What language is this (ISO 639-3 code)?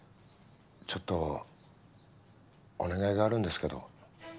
jpn